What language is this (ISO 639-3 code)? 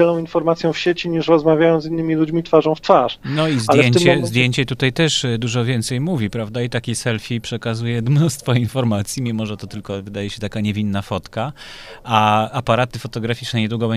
pol